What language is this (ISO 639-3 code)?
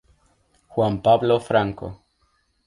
spa